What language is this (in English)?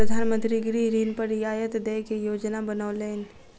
Maithili